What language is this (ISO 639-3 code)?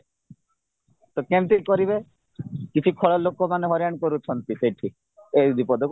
ori